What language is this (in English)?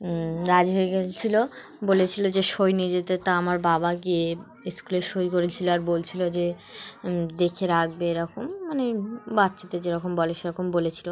Bangla